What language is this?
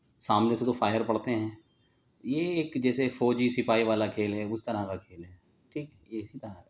Urdu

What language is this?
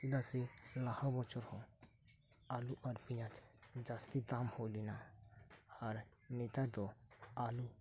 Santali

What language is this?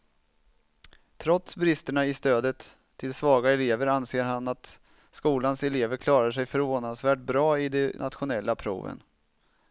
Swedish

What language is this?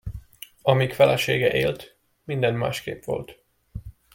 Hungarian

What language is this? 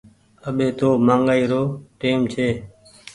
Goaria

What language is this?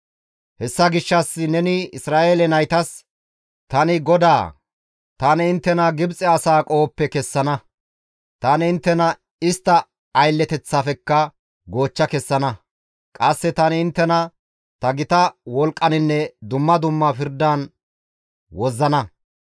Gamo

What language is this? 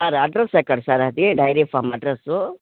Telugu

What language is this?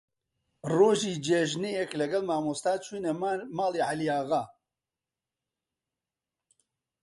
Central Kurdish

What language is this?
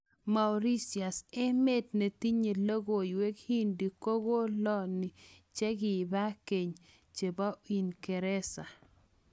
Kalenjin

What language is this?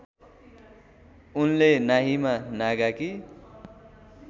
Nepali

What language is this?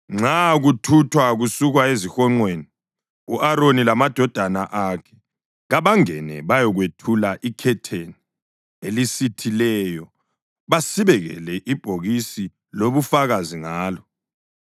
North Ndebele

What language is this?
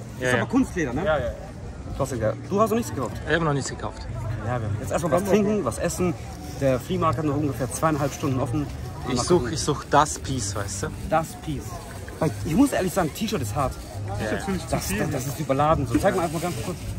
German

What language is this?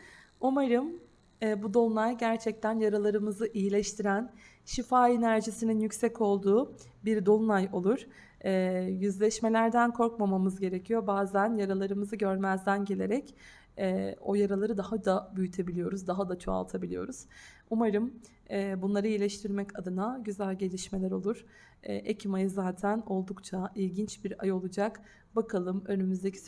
Turkish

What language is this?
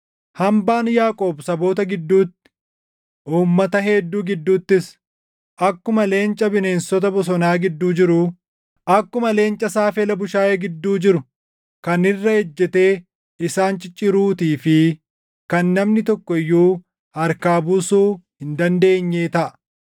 Oromo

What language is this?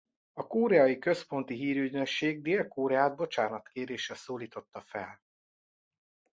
Hungarian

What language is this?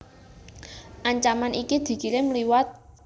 Javanese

